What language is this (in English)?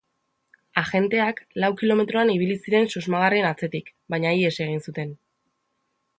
Basque